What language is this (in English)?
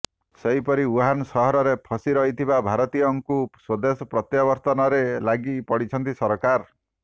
Odia